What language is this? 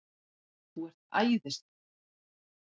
Icelandic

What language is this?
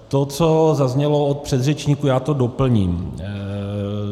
Czech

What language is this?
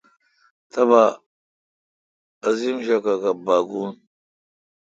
Kalkoti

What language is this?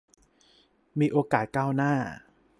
Thai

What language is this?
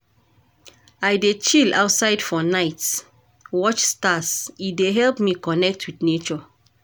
Nigerian Pidgin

